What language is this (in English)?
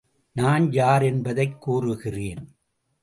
Tamil